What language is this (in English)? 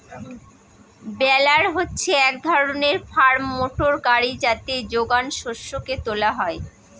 Bangla